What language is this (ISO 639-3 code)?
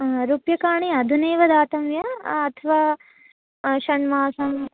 san